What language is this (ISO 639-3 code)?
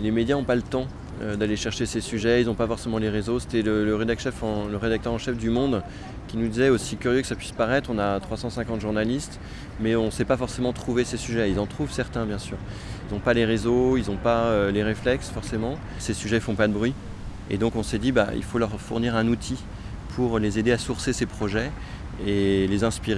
fra